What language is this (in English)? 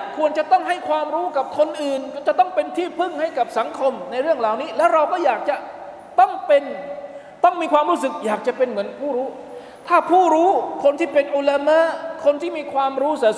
Thai